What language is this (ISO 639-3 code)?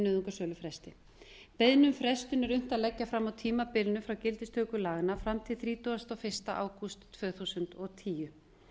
isl